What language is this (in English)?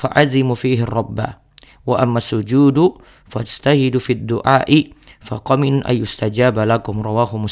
Indonesian